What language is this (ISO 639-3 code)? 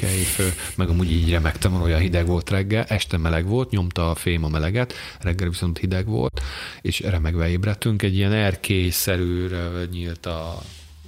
hun